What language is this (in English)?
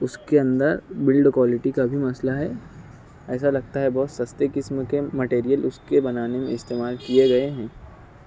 Urdu